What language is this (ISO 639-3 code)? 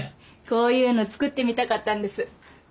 jpn